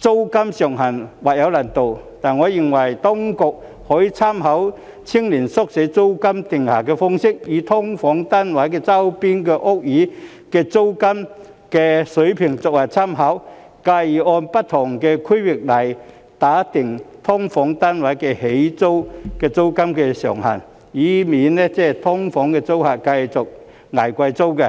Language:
Cantonese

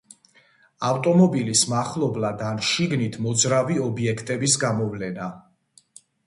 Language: Georgian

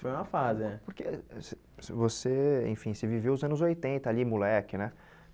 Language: Portuguese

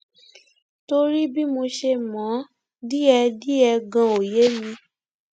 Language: Yoruba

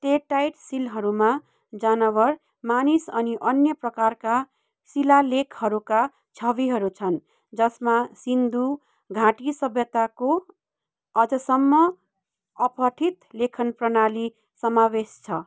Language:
Nepali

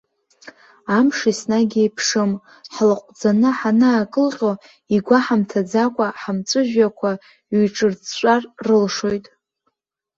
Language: Abkhazian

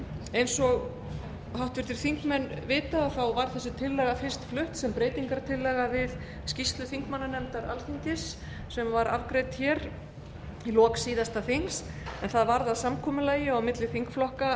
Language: Icelandic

